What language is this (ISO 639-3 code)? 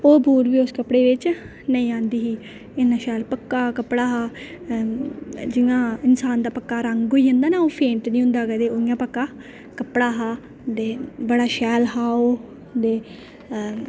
doi